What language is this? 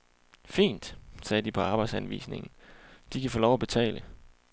Danish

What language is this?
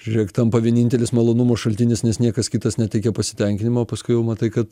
Lithuanian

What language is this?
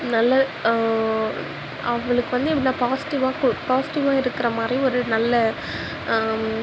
Tamil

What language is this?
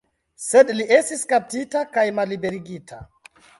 Esperanto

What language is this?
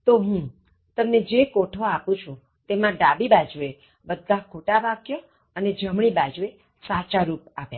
Gujarati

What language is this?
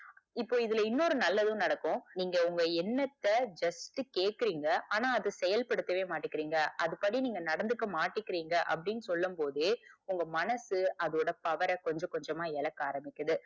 Tamil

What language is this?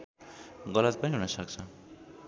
Nepali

